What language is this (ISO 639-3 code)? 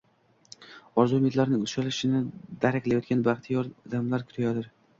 uzb